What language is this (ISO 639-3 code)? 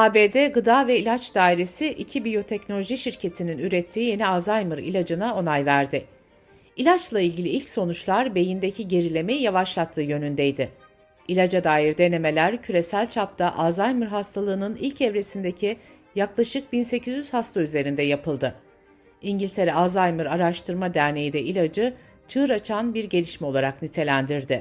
tur